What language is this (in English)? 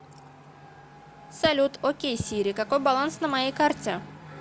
Russian